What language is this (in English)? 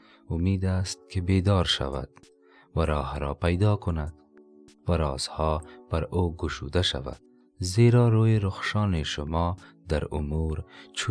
Persian